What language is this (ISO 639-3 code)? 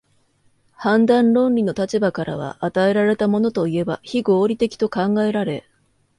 jpn